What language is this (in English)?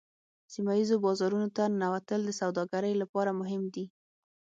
Pashto